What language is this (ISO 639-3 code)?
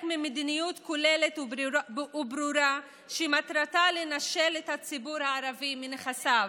heb